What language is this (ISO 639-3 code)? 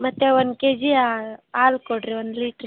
kan